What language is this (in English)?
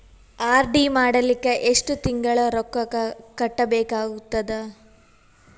Kannada